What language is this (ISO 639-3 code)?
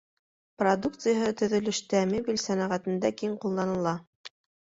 bak